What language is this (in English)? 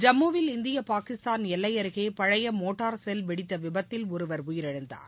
Tamil